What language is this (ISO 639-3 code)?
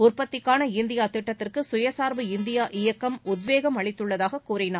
tam